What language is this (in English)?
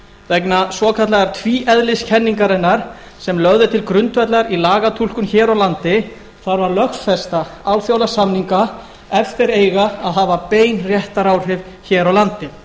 Icelandic